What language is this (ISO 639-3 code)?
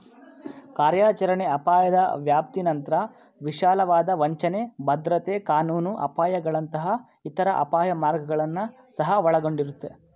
kan